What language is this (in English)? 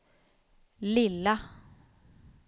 Swedish